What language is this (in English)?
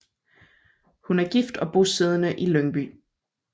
Danish